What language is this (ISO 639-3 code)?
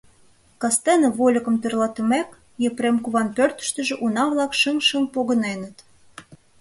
chm